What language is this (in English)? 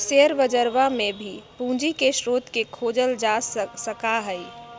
Magahi